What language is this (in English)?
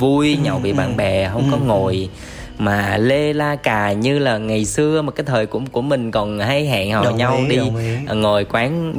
Vietnamese